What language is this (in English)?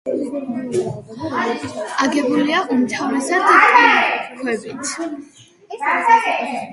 Georgian